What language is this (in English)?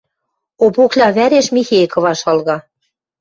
Western Mari